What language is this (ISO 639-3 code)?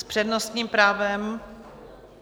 ces